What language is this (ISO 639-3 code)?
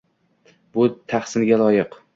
uzb